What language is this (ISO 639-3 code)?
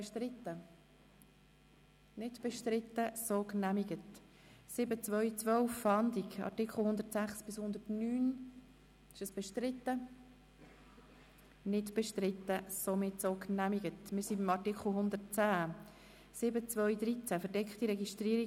gsw